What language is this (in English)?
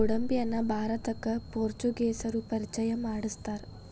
Kannada